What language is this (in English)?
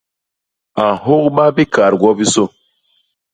Basaa